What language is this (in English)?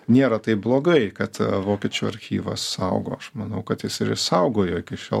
Lithuanian